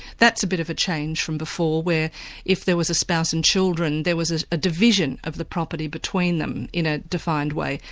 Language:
English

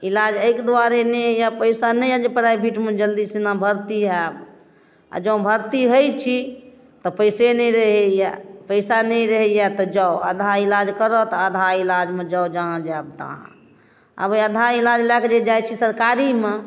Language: Maithili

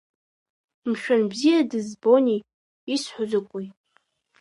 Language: Abkhazian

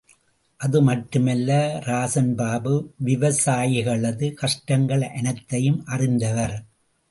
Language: Tamil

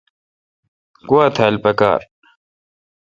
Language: Kalkoti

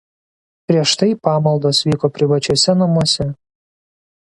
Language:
Lithuanian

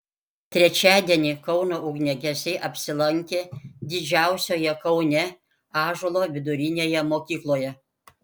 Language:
Lithuanian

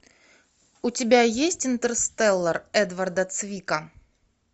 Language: Russian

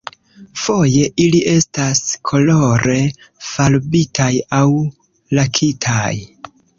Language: Esperanto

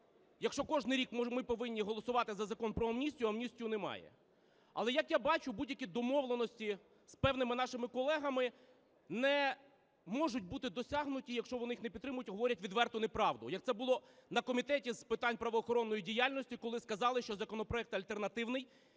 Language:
Ukrainian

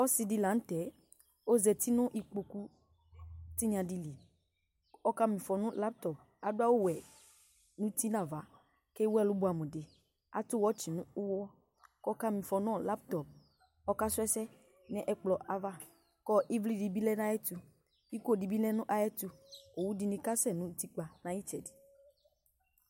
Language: Ikposo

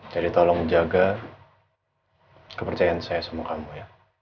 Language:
Indonesian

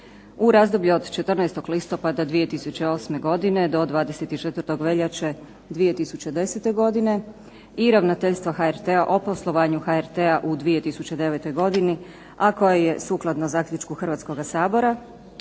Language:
Croatian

